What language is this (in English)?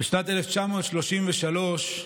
Hebrew